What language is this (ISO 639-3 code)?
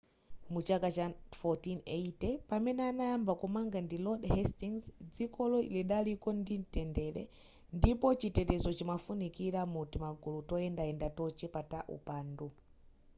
nya